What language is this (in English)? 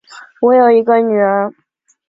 Chinese